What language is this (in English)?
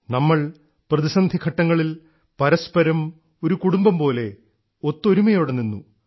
Malayalam